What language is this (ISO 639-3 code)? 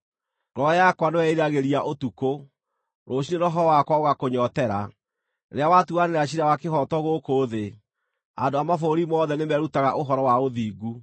kik